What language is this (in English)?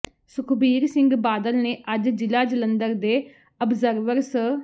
Punjabi